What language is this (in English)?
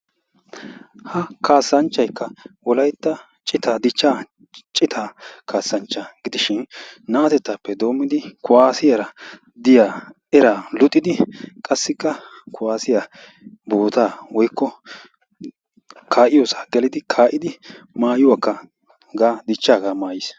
Wolaytta